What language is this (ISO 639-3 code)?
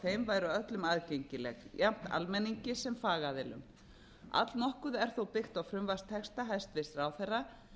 isl